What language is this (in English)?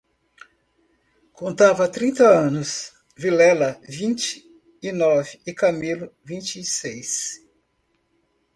Portuguese